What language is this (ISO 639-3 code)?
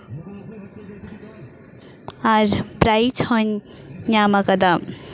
sat